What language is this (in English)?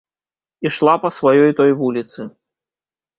Belarusian